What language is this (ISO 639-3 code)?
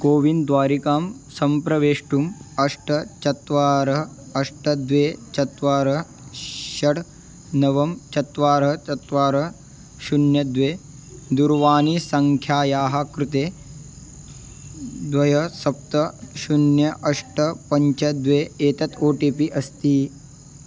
san